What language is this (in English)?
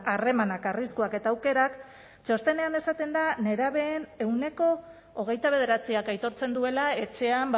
Basque